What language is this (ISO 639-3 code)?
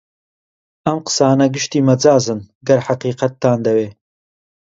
ckb